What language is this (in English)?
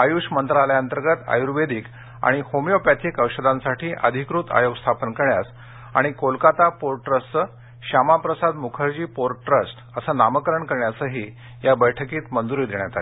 Marathi